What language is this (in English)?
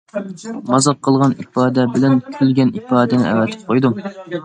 Uyghur